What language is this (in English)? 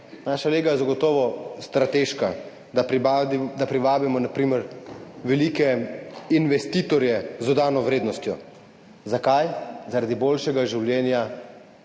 Slovenian